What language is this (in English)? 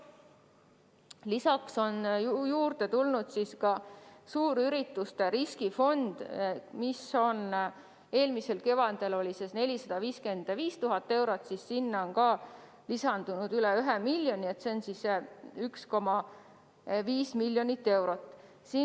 Estonian